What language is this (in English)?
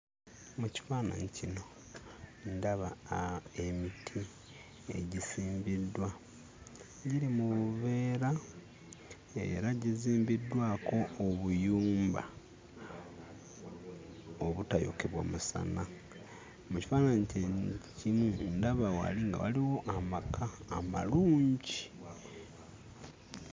Ganda